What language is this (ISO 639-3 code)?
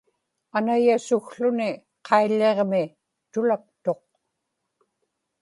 ipk